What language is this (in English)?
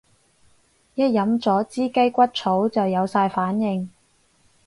Cantonese